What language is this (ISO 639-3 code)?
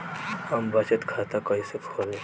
bho